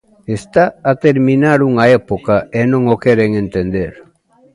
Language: Galician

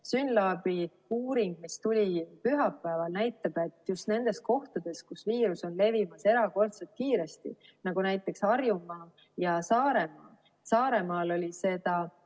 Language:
Estonian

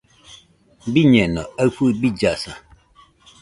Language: Nüpode Huitoto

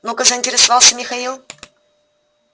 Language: Russian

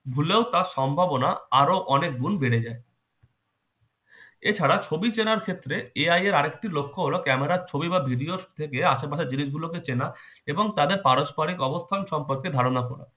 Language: Bangla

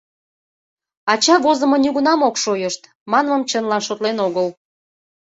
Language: Mari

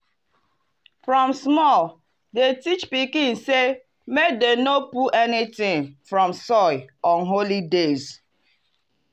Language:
Nigerian Pidgin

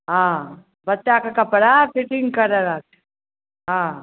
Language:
Maithili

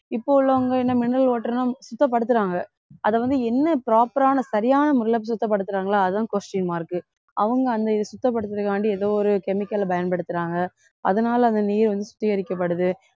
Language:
Tamil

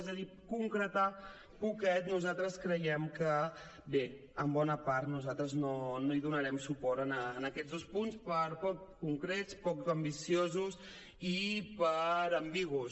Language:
Catalan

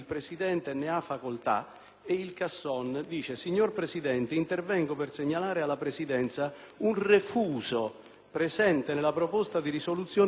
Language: Italian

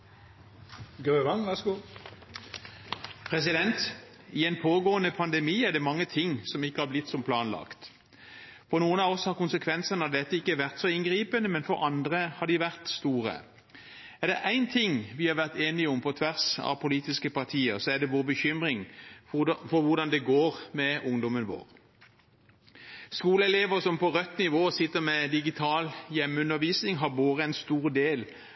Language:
Norwegian Bokmål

